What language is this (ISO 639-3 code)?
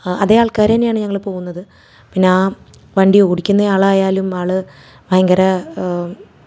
mal